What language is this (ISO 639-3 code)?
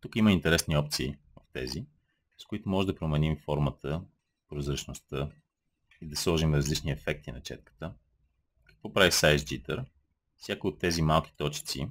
bul